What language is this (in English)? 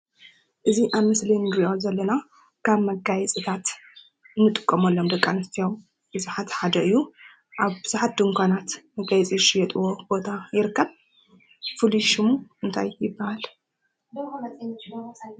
Tigrinya